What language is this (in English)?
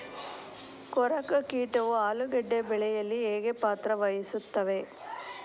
Kannada